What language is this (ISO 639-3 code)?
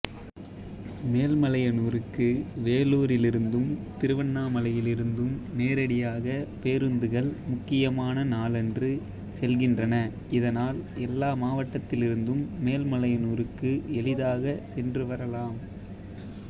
tam